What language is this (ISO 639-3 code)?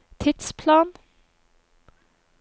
nor